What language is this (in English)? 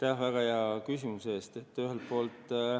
Estonian